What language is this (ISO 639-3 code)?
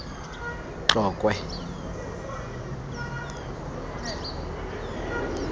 tsn